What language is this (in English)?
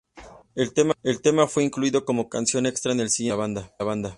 Spanish